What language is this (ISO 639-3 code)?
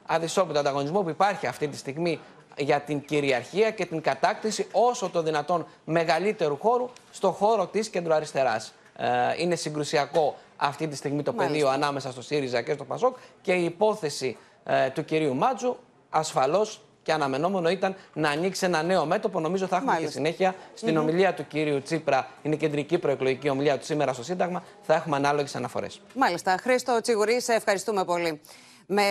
ell